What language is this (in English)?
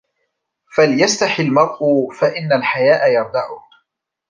Arabic